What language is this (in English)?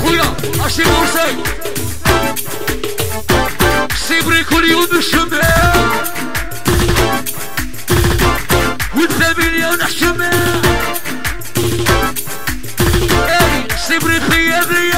Arabic